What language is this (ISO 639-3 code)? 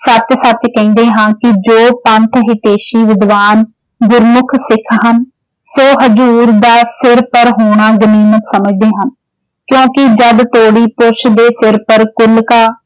pan